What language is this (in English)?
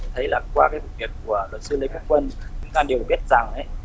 Vietnamese